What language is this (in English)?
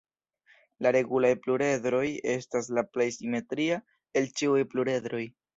Esperanto